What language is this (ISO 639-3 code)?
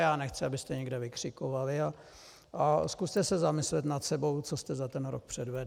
ces